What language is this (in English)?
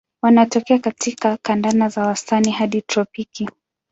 Swahili